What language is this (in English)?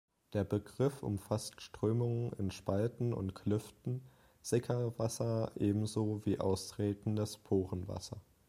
German